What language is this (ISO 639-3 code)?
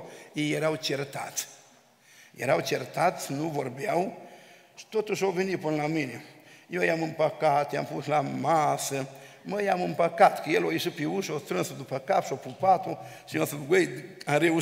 ron